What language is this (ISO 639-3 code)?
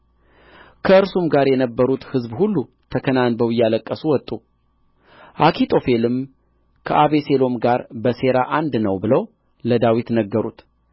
amh